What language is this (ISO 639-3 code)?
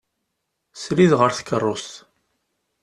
kab